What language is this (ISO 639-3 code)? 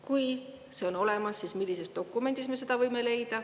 est